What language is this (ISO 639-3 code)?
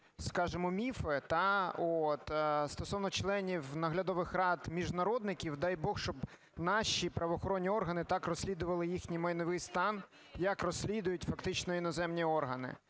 ukr